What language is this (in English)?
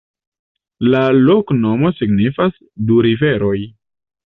Esperanto